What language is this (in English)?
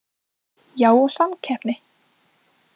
Icelandic